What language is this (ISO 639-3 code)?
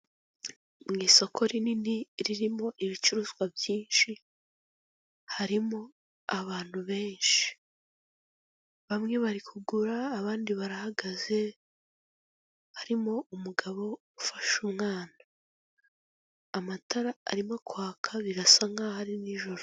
kin